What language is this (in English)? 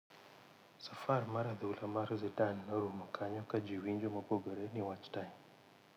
Luo (Kenya and Tanzania)